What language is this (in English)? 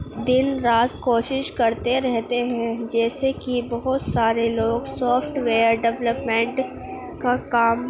Urdu